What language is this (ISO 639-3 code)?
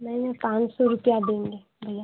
hin